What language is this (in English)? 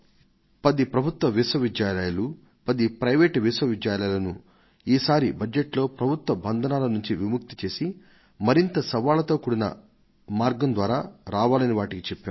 Telugu